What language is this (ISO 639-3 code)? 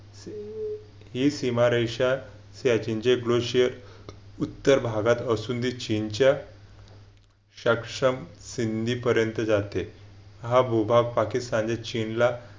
mar